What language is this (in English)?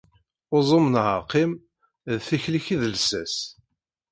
Kabyle